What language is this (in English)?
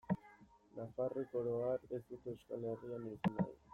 Basque